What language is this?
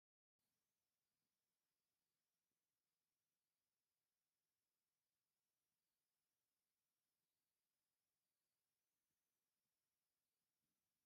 Tigrinya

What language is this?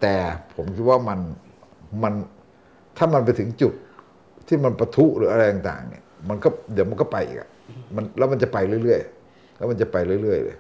Thai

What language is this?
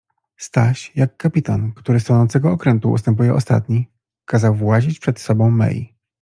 Polish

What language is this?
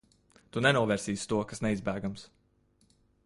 Latvian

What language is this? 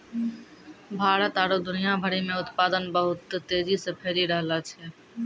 Maithili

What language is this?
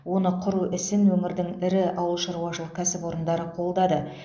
Kazakh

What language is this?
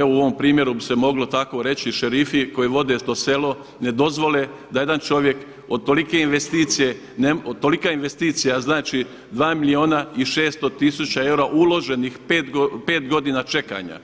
Croatian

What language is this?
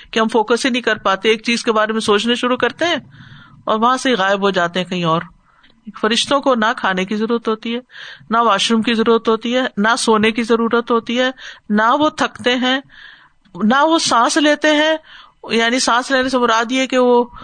Urdu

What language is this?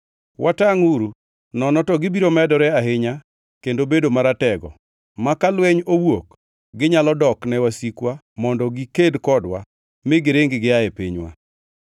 Luo (Kenya and Tanzania)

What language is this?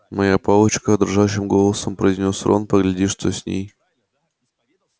Russian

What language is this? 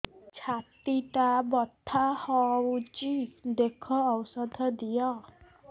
Odia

